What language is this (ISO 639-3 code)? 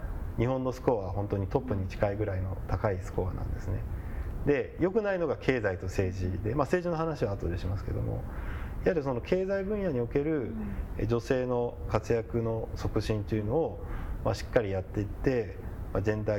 jpn